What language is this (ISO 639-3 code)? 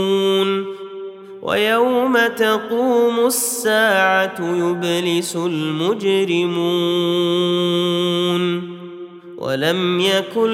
ara